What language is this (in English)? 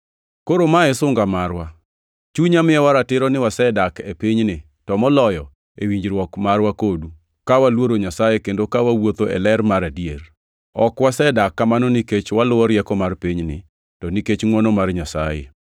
Luo (Kenya and Tanzania)